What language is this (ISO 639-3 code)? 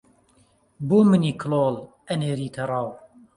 ckb